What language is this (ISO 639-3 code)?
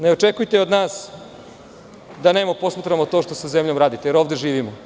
srp